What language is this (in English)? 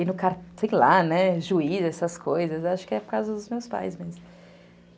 Portuguese